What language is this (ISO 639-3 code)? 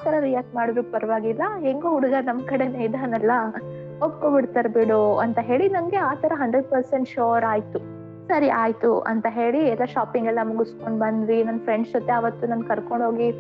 kan